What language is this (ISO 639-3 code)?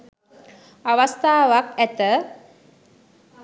sin